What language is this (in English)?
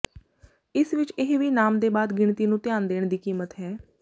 Punjabi